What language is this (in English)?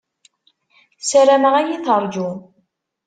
Kabyle